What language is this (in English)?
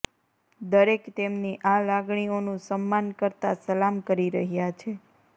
Gujarati